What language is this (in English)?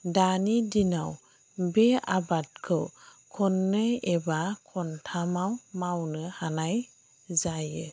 Bodo